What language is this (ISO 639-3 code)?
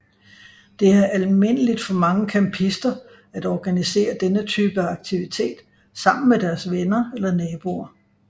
dan